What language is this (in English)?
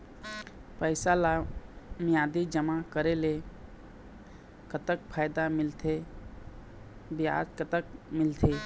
Chhattisgarhi